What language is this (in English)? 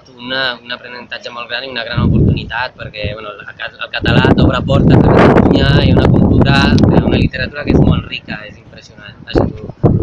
Spanish